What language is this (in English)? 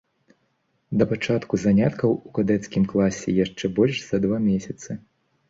Belarusian